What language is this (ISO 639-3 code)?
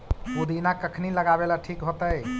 mag